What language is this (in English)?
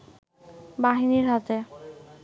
Bangla